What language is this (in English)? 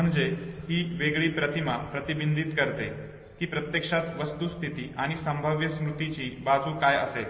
Marathi